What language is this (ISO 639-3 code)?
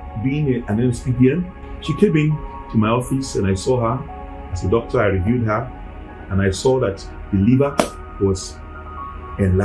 eng